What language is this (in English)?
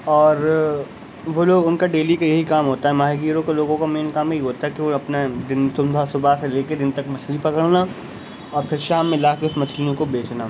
Urdu